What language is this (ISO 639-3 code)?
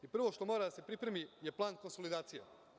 srp